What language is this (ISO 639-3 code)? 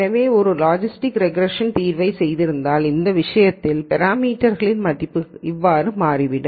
tam